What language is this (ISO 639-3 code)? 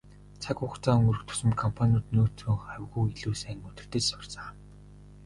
mon